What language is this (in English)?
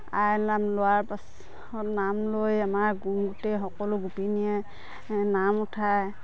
Assamese